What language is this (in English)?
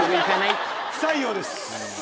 Japanese